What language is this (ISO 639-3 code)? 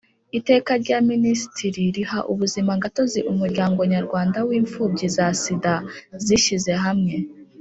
kin